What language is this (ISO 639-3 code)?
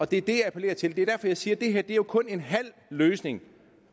dan